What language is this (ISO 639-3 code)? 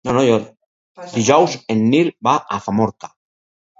cat